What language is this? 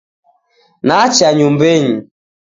Taita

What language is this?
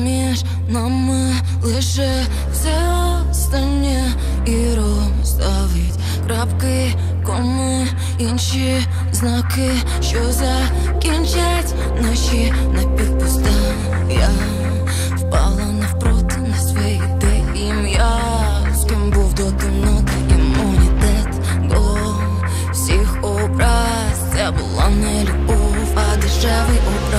Ukrainian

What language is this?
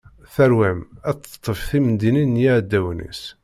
Kabyle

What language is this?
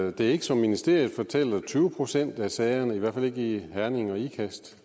Danish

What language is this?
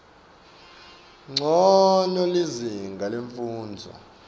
Swati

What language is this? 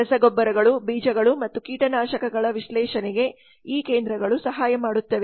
Kannada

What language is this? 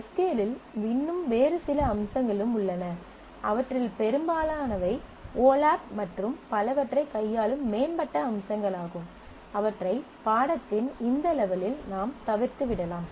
Tamil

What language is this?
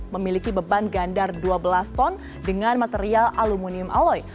Indonesian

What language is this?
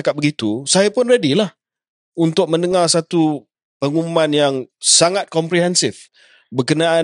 Malay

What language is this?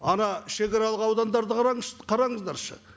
Kazakh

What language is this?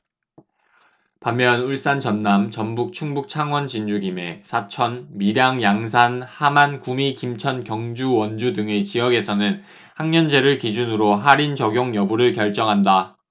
Korean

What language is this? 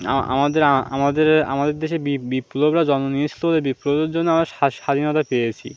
Bangla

